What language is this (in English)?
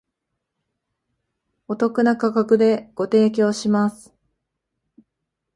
Japanese